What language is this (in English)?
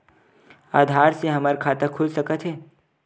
Chhattisgarhi